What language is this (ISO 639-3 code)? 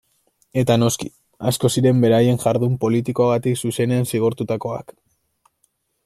eus